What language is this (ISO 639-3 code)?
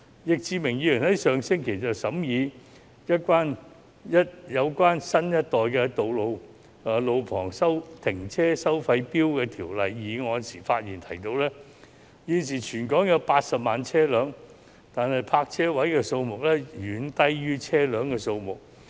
yue